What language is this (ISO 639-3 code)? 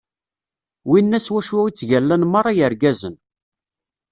kab